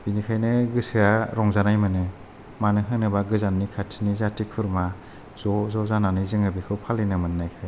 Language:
Bodo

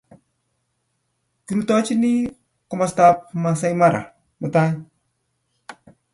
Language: Kalenjin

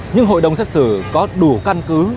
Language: Vietnamese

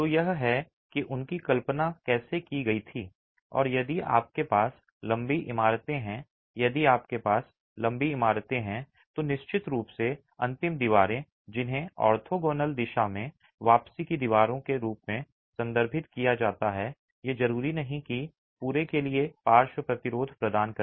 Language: Hindi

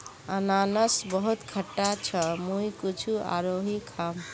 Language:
Magahi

